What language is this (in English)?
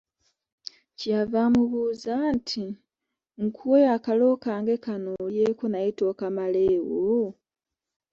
Ganda